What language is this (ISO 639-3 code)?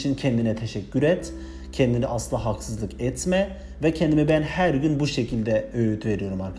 tur